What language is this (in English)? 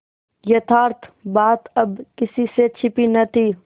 Hindi